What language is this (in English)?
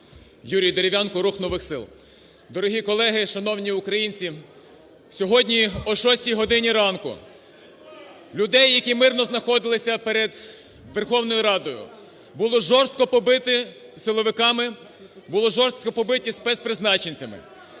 Ukrainian